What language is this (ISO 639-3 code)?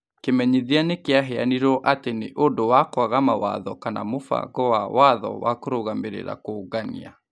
kik